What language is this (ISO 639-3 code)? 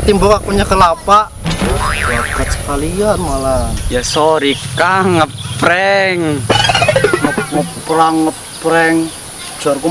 ind